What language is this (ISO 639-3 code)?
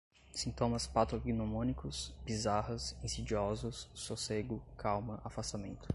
por